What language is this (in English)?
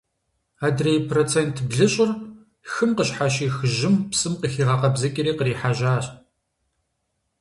Kabardian